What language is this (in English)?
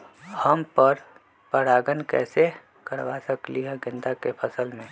Magahi